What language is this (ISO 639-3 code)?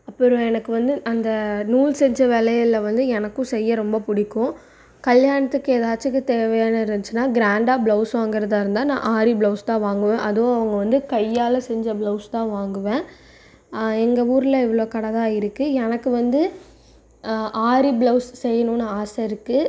tam